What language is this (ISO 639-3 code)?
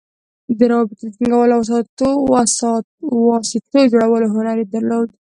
pus